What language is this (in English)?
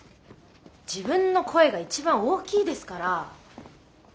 Japanese